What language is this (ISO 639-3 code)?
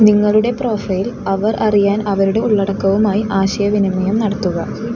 mal